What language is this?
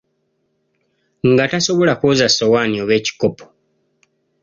Ganda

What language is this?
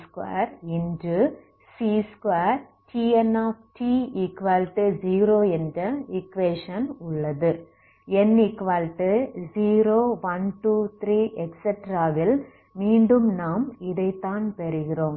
Tamil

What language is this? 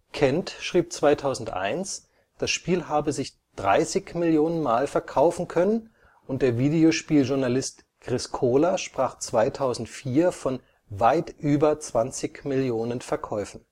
German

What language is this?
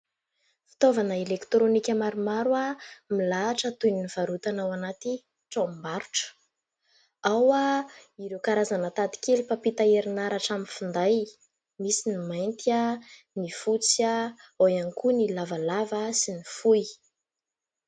Malagasy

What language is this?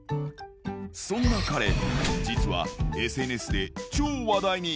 Japanese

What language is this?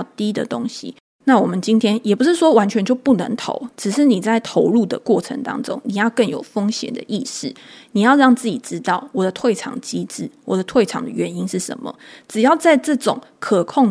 Chinese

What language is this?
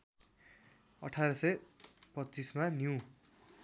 Nepali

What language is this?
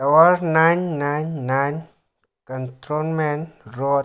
Manipuri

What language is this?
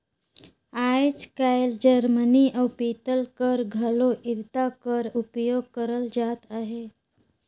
Chhattisgarhi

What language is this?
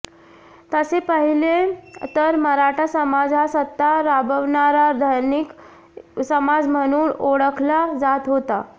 Marathi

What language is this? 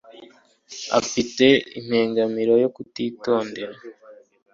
Kinyarwanda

